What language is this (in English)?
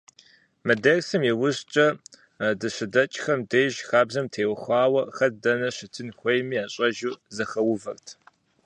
Kabardian